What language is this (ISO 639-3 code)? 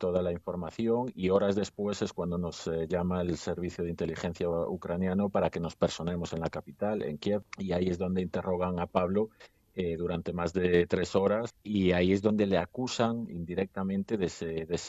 spa